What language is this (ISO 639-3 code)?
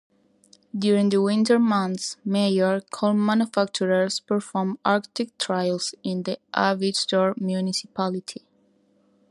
eng